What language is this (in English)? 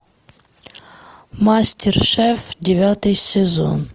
Russian